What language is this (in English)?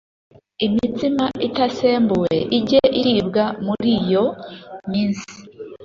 Kinyarwanda